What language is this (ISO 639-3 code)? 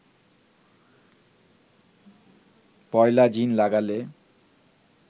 ben